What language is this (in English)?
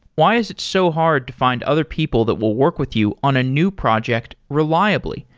English